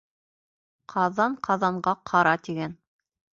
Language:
Bashkir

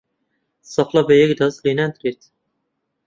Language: Central Kurdish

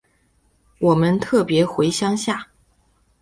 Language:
Chinese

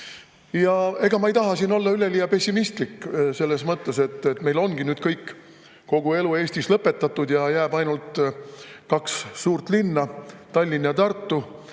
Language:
Estonian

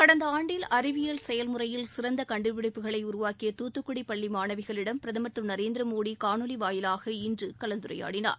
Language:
Tamil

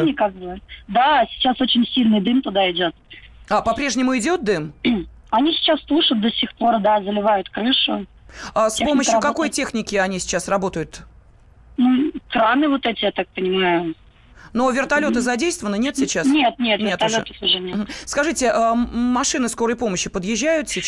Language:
Russian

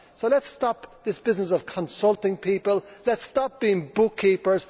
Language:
English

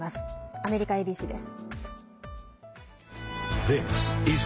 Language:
Japanese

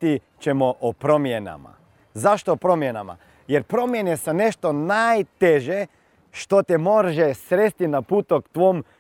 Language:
Croatian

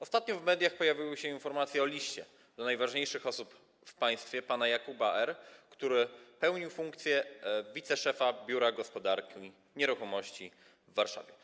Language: Polish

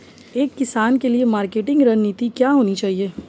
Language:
Hindi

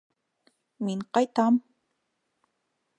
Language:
Bashkir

